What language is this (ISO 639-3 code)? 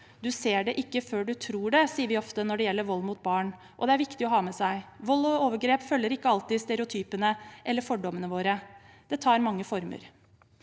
nor